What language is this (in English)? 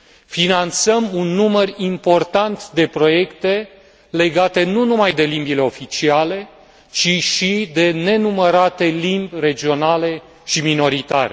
Romanian